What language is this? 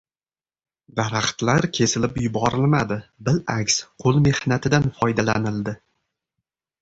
Uzbek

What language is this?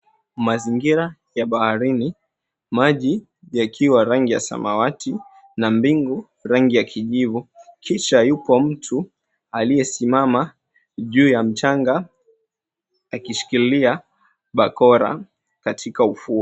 Swahili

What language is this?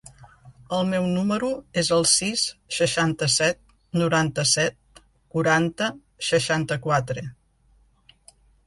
Catalan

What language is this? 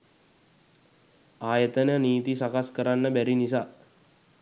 Sinhala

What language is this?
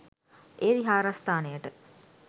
Sinhala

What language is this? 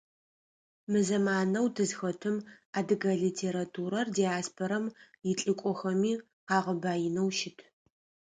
Adyghe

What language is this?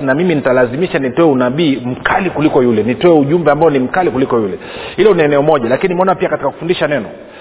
Swahili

